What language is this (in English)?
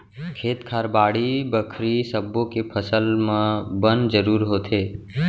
Chhattisgarhi